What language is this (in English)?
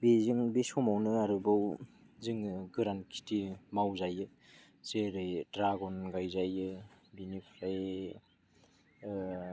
Bodo